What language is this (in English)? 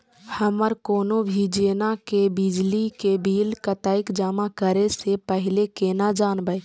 Maithili